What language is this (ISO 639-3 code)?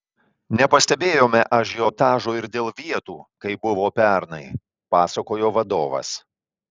lit